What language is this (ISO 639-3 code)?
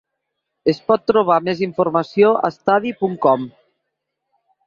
cat